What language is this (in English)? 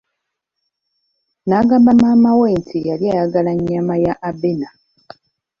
Ganda